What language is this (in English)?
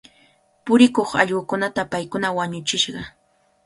Cajatambo North Lima Quechua